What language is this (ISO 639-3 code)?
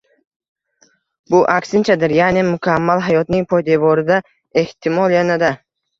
uzb